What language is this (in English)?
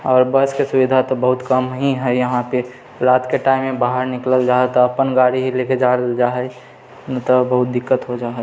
Maithili